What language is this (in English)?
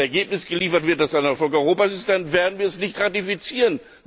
German